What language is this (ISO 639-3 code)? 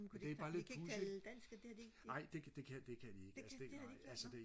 dan